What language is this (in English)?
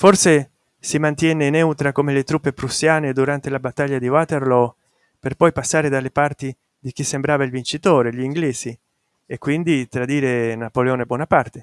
Italian